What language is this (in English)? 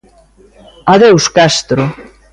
Galician